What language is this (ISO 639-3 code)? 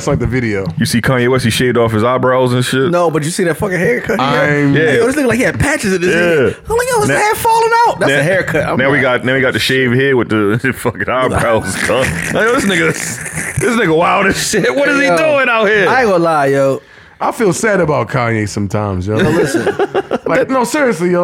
eng